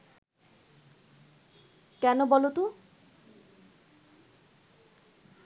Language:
Bangla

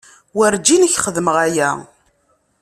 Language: Kabyle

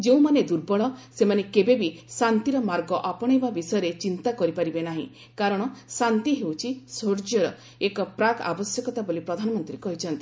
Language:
Odia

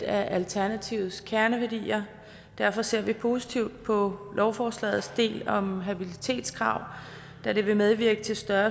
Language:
Danish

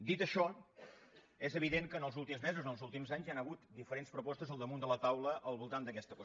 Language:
Catalan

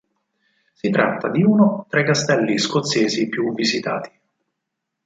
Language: Italian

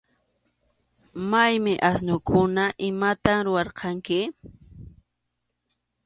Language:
Arequipa-La Unión Quechua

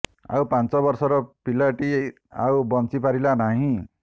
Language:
Odia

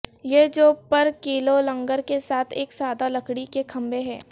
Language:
Urdu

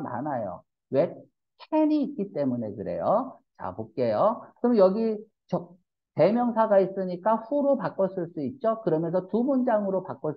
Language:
Korean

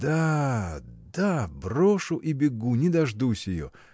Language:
Russian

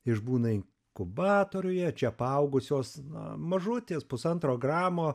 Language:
Lithuanian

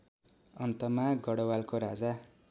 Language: Nepali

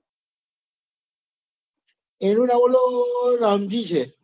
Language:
Gujarati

